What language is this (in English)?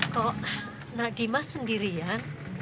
Indonesian